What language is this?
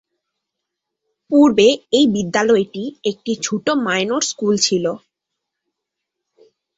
Bangla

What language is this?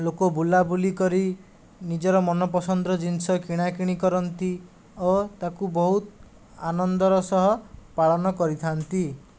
Odia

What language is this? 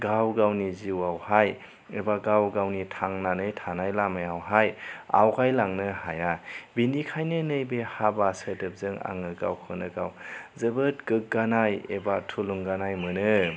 Bodo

